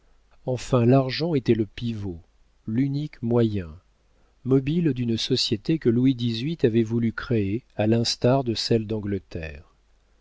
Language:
French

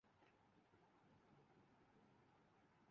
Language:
Urdu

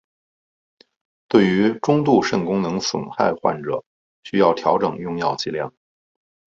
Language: Chinese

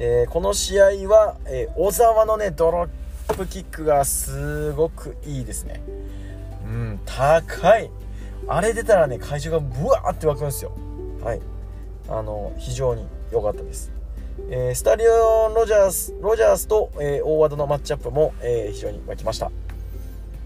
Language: Japanese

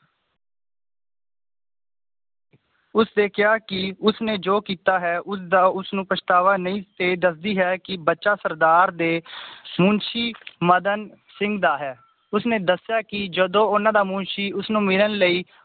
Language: Punjabi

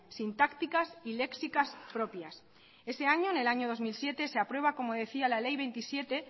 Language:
Spanish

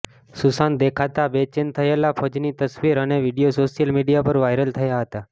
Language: Gujarati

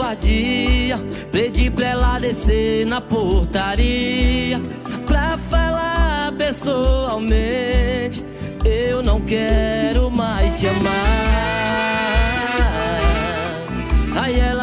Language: Portuguese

